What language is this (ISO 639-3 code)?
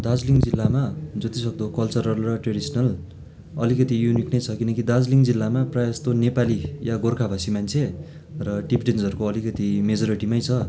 nep